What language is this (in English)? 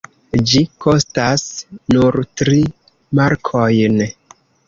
Esperanto